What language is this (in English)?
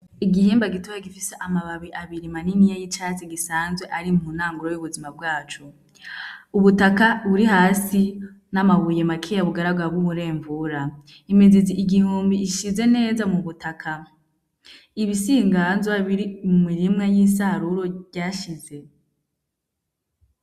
Rundi